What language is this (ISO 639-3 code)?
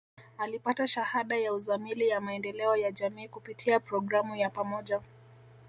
swa